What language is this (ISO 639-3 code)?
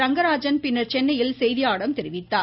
tam